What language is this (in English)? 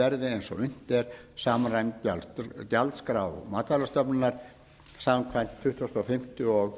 Icelandic